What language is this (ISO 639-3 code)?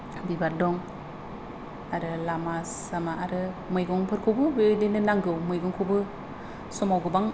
brx